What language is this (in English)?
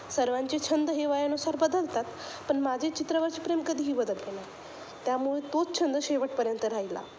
Marathi